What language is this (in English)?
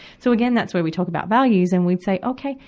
English